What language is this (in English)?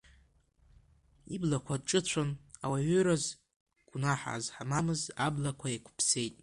Abkhazian